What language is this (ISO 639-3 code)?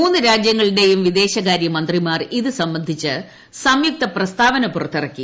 mal